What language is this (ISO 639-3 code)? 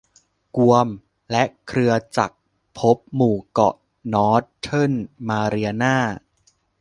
tha